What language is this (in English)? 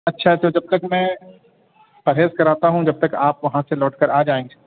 Urdu